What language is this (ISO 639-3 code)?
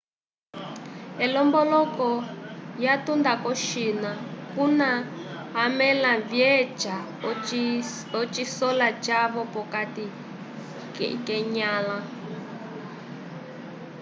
umb